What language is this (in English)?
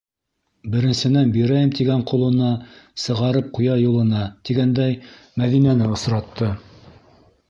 Bashkir